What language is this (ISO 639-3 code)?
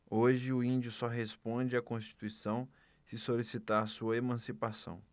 por